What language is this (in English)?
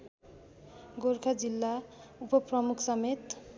Nepali